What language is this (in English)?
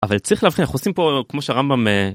Hebrew